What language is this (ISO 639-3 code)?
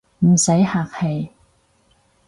yue